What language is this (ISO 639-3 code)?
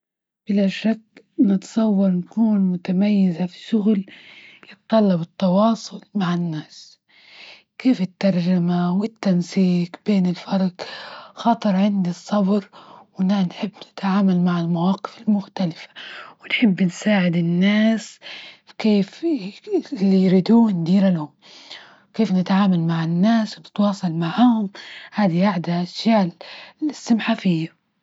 ayl